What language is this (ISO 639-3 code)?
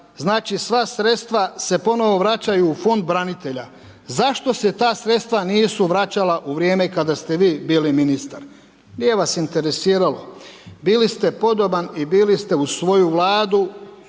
hrv